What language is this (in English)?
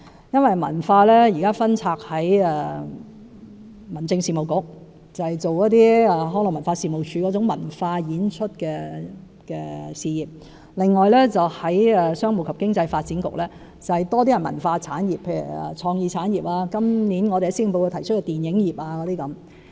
Cantonese